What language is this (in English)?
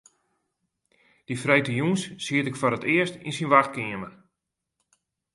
Western Frisian